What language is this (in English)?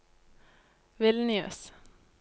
Norwegian